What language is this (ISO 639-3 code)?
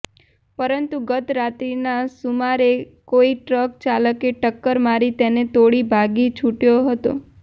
guj